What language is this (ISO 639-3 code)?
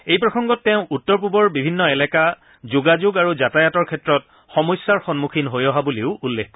asm